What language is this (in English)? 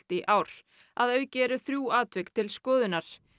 Icelandic